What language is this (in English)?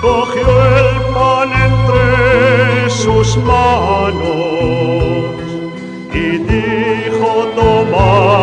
Romanian